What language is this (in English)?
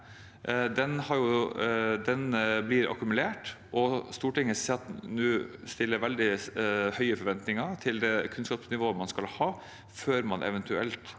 Norwegian